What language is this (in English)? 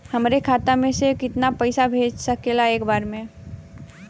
Bhojpuri